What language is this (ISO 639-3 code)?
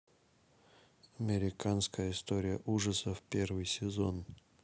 rus